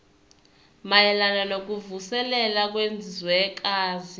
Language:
Zulu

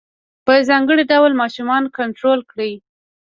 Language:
Pashto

